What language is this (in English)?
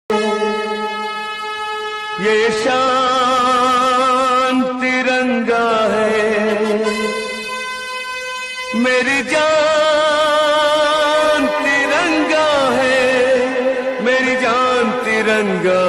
Arabic